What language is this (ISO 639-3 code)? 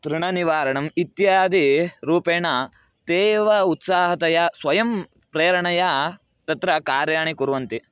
san